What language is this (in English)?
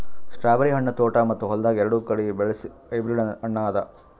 Kannada